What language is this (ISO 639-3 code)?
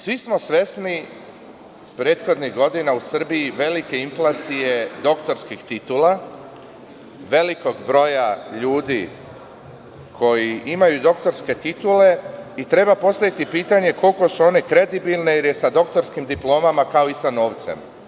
srp